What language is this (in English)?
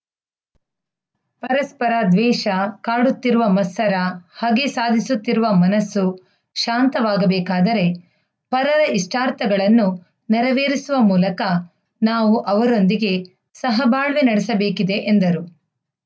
Kannada